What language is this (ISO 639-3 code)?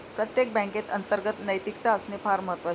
mar